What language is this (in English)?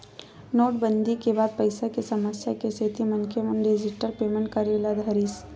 Chhattisgarhi